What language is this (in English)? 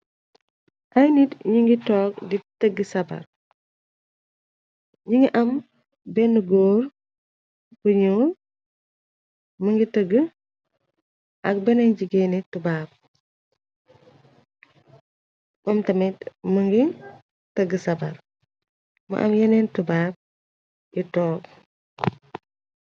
Wolof